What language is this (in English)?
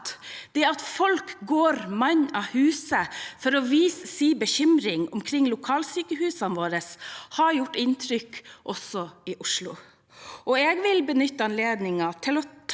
Norwegian